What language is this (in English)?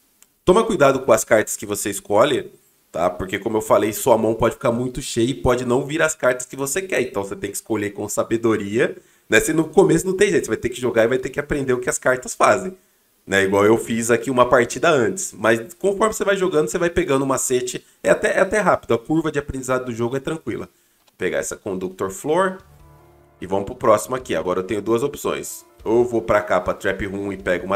Portuguese